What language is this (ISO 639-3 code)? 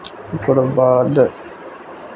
mai